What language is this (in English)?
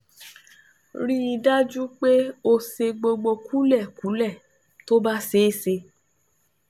Yoruba